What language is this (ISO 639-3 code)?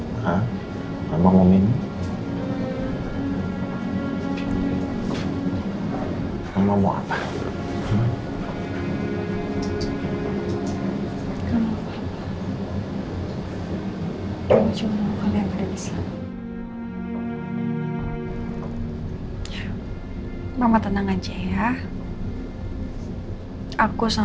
ind